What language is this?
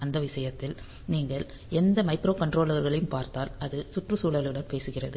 Tamil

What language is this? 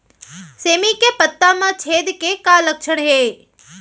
Chhattisgarhi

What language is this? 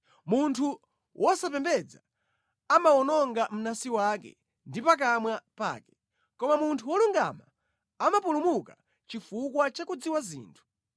Nyanja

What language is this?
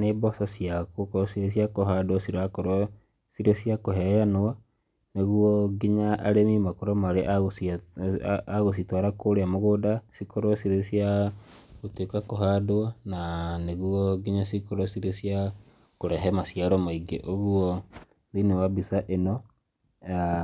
Kikuyu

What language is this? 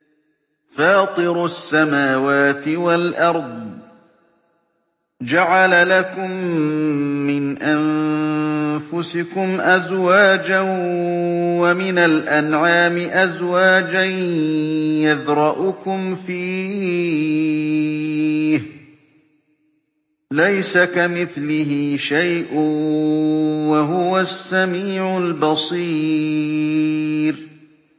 Arabic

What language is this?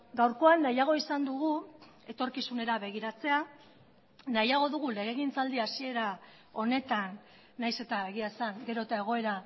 Basque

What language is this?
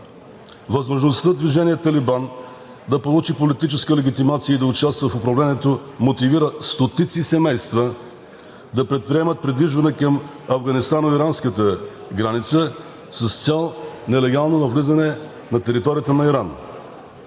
Bulgarian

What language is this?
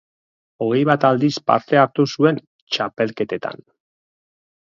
Basque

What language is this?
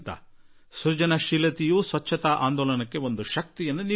Kannada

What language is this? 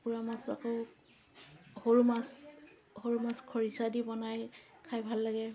Assamese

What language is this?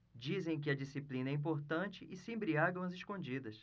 Portuguese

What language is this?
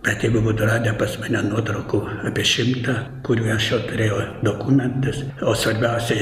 Lithuanian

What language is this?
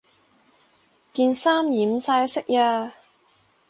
Cantonese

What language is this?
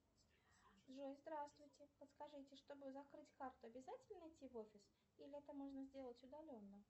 Russian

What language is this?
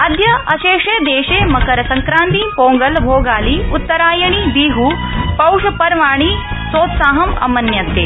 Sanskrit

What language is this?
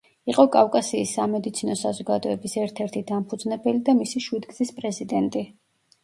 Georgian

